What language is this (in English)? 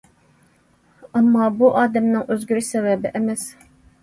Uyghur